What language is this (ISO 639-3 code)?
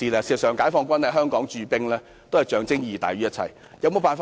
yue